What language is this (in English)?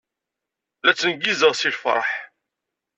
Kabyle